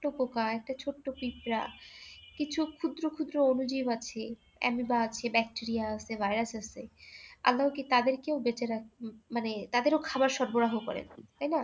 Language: Bangla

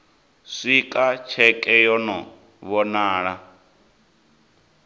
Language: Venda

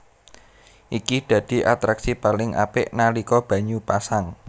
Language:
Javanese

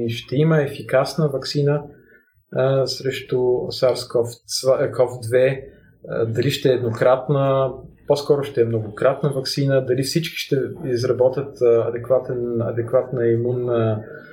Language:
Bulgarian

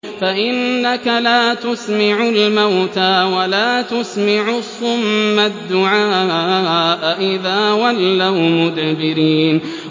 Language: Arabic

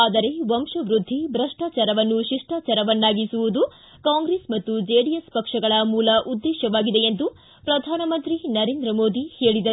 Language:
Kannada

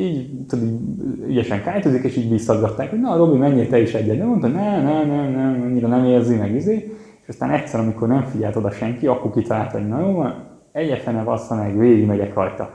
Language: Hungarian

